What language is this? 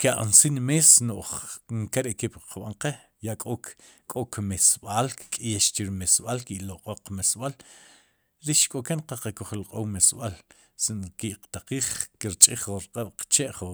Sipacapense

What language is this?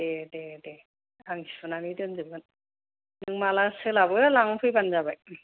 Bodo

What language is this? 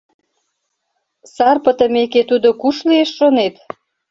Mari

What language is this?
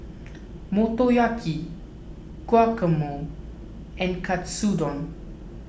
English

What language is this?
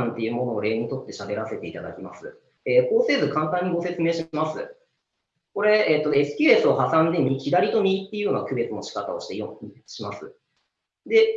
Japanese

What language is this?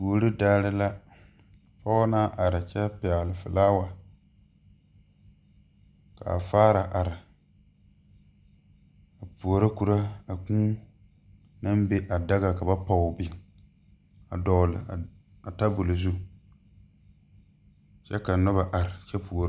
Southern Dagaare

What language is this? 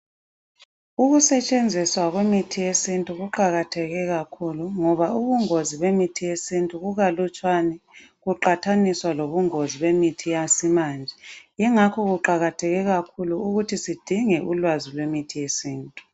North Ndebele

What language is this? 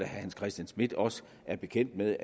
Danish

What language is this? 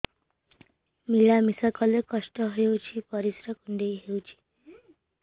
Odia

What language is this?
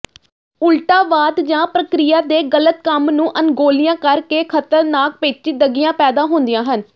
Punjabi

